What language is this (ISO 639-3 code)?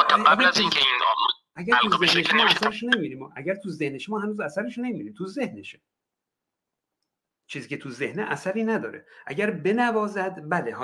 fas